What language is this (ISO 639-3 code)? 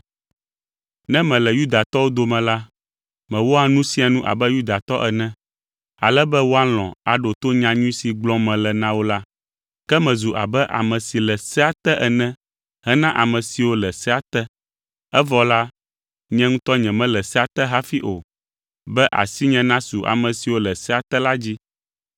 ewe